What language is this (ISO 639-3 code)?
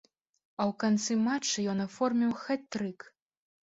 bel